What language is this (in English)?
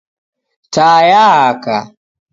Taita